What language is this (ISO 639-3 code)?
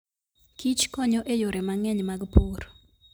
luo